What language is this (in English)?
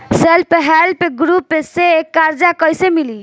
Bhojpuri